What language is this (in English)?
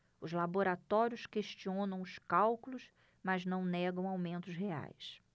Portuguese